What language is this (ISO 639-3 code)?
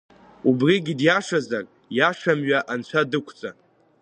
abk